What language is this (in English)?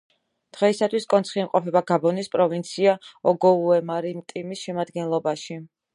Georgian